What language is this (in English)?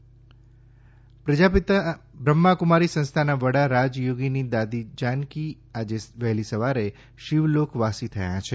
Gujarati